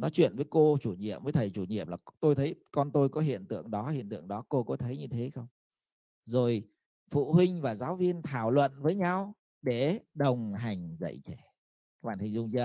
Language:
Vietnamese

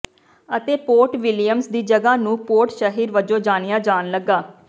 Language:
Punjabi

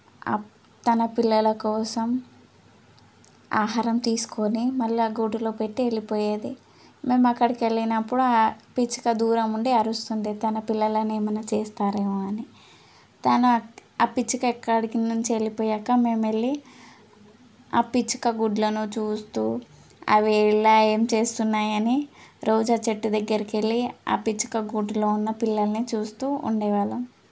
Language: Telugu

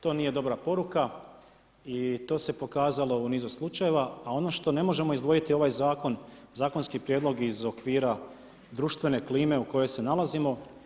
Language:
Croatian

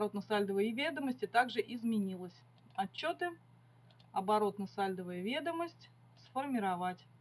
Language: Russian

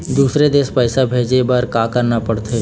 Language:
Chhattisgarhi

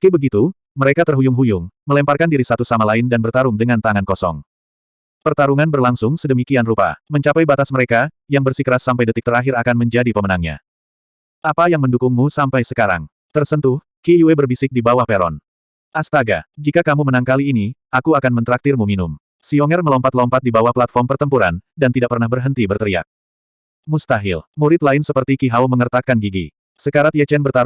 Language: Indonesian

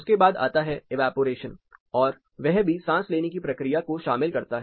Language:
Hindi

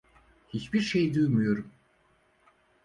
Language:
Turkish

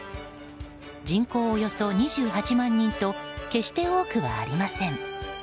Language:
Japanese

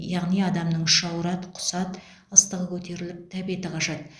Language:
Kazakh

